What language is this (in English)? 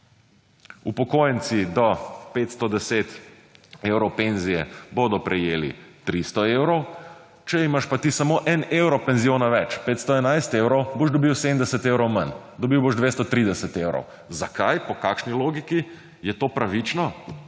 Slovenian